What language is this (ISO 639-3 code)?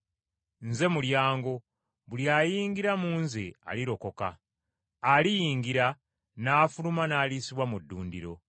lug